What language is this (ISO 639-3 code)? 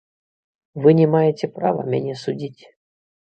bel